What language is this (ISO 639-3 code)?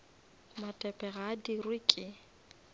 nso